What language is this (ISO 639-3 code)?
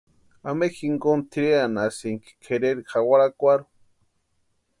pua